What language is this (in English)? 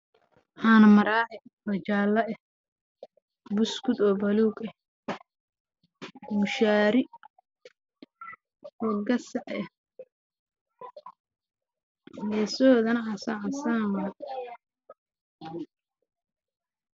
Somali